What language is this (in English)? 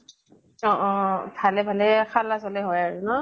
Assamese